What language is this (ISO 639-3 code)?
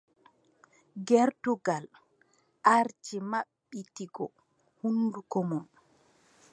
fub